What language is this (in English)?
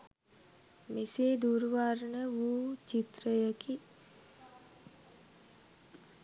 Sinhala